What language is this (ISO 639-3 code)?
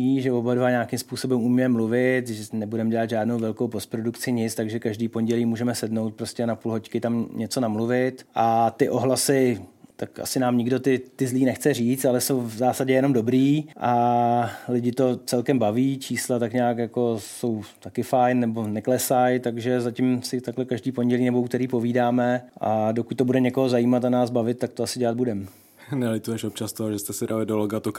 ces